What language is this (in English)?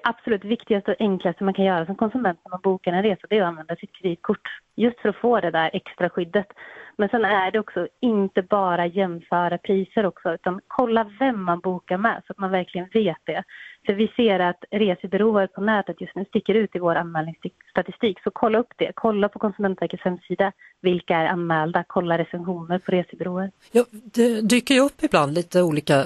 Swedish